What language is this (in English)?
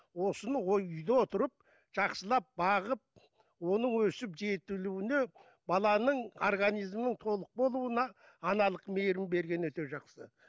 Kazakh